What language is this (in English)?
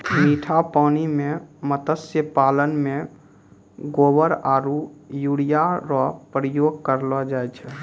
Maithili